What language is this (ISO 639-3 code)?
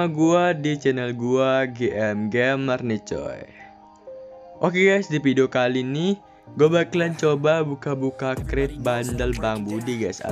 ind